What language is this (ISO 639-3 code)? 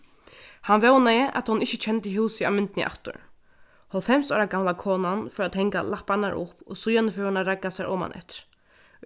fao